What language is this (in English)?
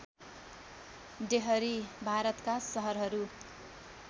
Nepali